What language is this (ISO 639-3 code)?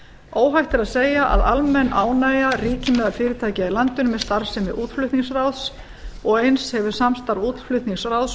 isl